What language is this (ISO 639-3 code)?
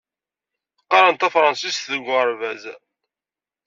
kab